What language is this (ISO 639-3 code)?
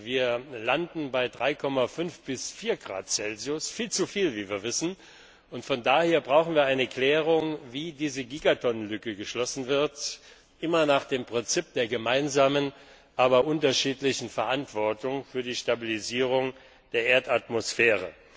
deu